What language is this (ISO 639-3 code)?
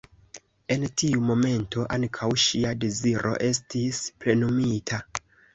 epo